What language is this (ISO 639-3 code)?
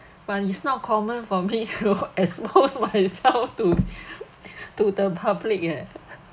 eng